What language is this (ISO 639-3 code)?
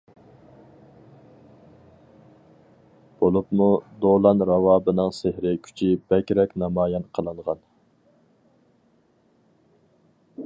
uig